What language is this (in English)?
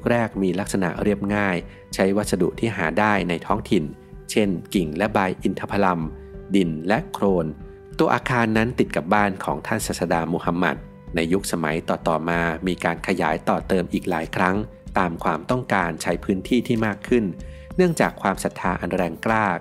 Thai